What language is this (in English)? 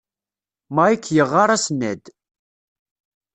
Kabyle